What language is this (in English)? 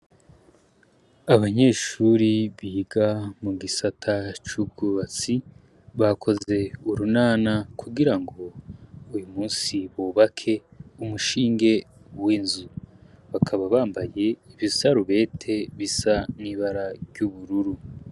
Rundi